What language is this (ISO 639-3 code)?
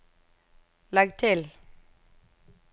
nor